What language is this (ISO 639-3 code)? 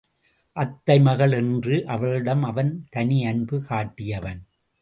tam